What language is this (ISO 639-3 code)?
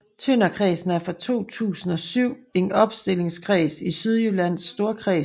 dan